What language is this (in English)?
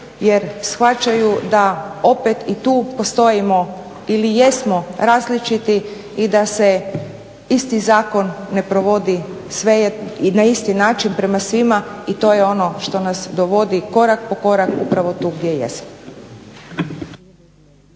Croatian